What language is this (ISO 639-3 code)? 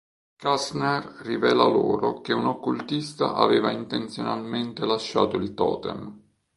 ita